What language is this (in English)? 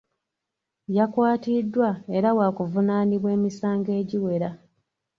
Ganda